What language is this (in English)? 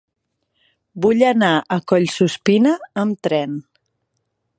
Catalan